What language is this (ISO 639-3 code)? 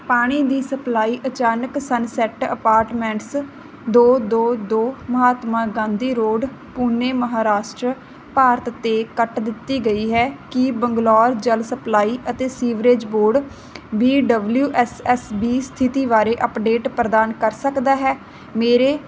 pan